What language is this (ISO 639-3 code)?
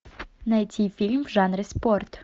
rus